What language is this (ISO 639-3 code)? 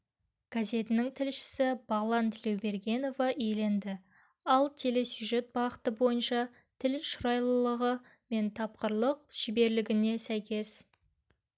kaz